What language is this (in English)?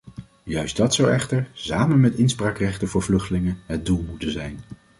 Dutch